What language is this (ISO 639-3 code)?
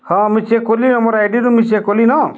ori